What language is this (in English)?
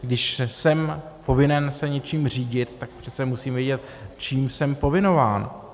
Czech